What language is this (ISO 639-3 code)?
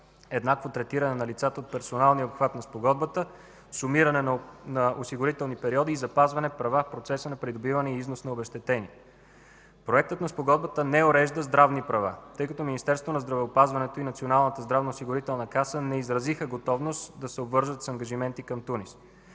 bul